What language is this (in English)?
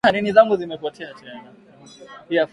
Swahili